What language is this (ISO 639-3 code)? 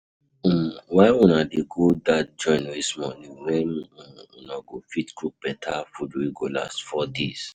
pcm